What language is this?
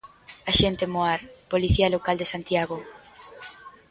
Galician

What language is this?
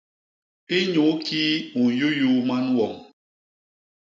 Basaa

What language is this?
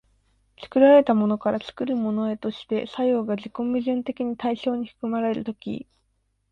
Japanese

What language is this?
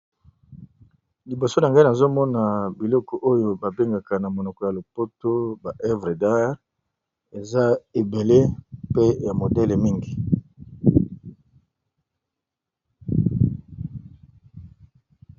Lingala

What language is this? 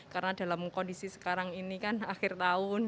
Indonesian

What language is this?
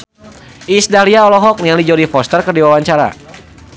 Sundanese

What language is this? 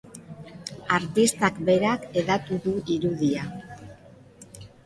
Basque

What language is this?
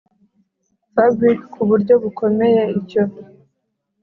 Kinyarwanda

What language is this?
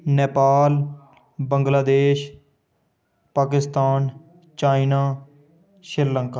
Dogri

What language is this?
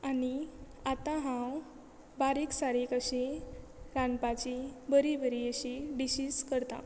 Konkani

